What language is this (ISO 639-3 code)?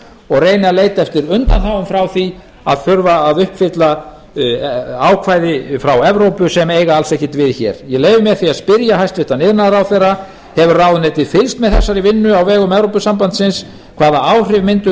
isl